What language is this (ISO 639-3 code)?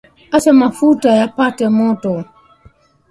swa